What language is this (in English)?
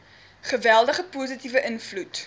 Afrikaans